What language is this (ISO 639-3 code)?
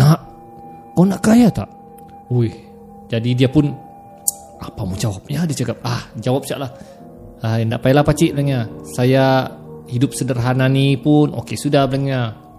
msa